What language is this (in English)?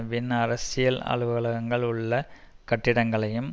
Tamil